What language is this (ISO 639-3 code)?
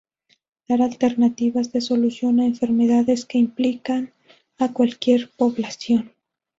spa